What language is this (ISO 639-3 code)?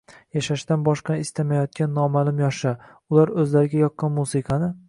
uzb